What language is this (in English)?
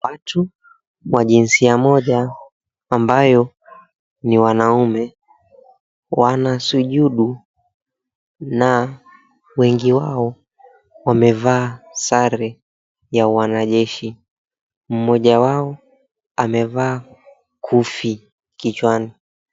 Swahili